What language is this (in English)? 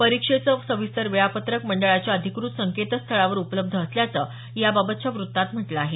Marathi